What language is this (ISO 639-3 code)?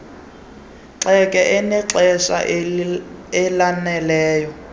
xho